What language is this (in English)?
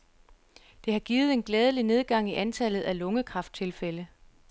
Danish